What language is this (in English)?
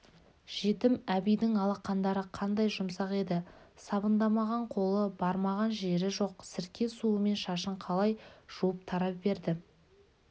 Kazakh